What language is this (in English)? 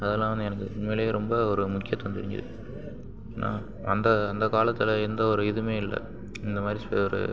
Tamil